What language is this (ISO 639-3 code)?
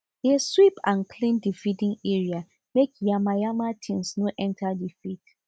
pcm